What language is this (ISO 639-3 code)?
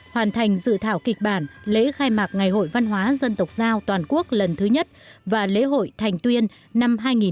vie